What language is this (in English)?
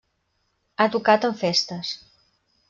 Catalan